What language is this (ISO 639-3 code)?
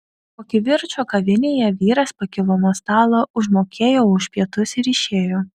lit